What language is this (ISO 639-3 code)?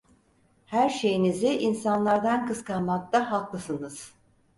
tur